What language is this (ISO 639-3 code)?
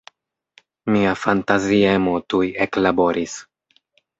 epo